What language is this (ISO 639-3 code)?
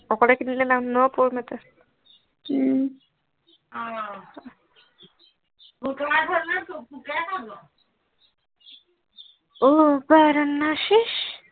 asm